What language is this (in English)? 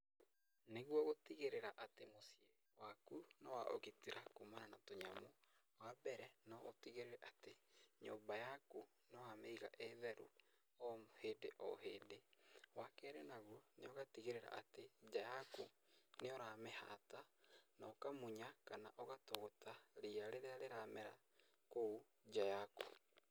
Kikuyu